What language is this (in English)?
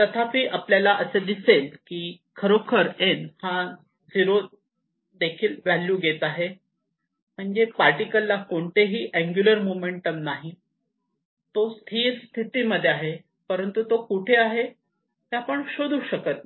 Marathi